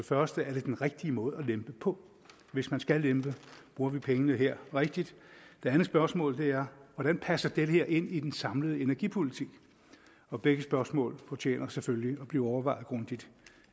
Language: Danish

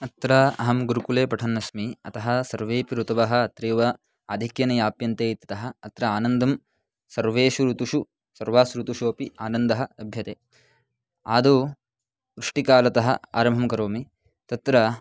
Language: Sanskrit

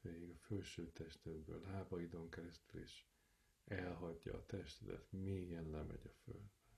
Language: Hungarian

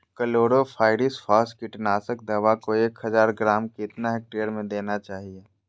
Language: Magahi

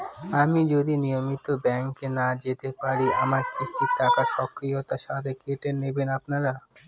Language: Bangla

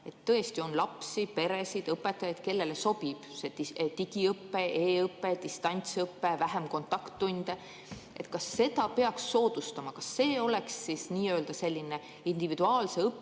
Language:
Estonian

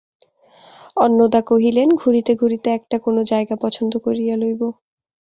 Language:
Bangla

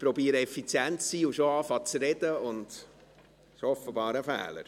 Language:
Swiss German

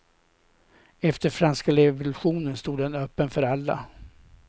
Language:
Swedish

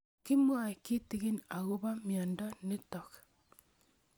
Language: Kalenjin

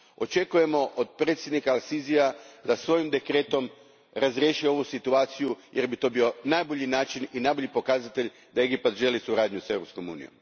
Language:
Croatian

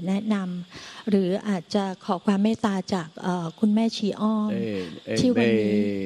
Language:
Thai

